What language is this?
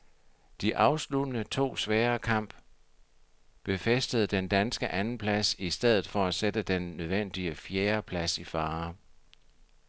Danish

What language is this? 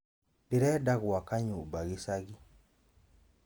Kikuyu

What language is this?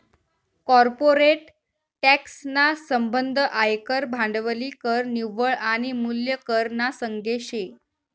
Marathi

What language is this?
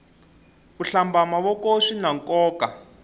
Tsonga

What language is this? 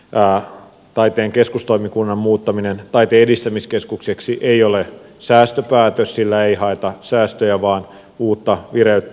Finnish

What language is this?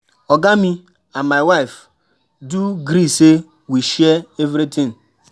Nigerian Pidgin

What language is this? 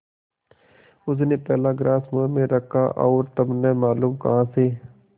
Hindi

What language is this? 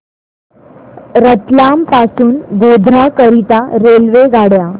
Marathi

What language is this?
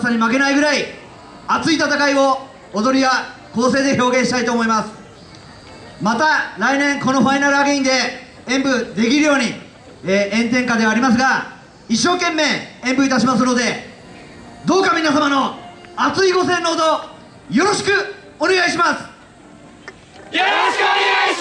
Japanese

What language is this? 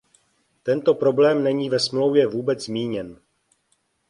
Czech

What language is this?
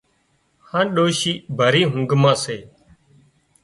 Wadiyara Koli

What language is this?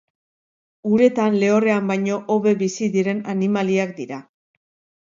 Basque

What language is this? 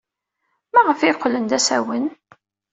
Kabyle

